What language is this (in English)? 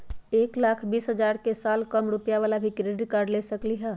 Magahi